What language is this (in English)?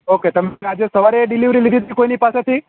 Gujarati